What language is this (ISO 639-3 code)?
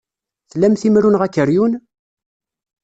kab